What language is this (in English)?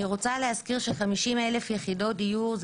Hebrew